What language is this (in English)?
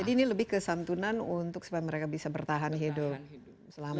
Indonesian